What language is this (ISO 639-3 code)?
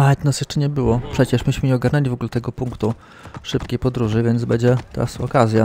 pol